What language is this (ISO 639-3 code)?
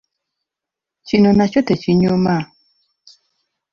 lug